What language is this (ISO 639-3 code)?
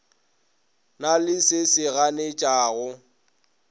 nso